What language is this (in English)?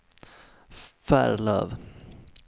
Swedish